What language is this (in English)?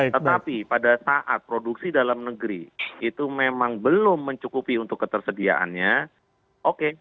Indonesian